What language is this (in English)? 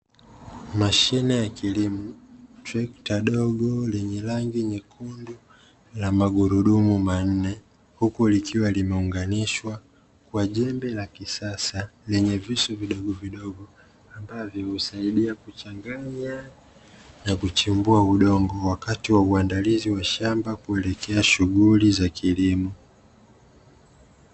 Swahili